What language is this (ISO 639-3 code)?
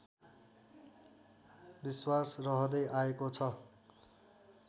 nep